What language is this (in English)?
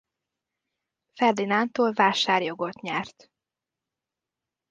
Hungarian